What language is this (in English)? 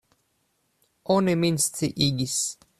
Esperanto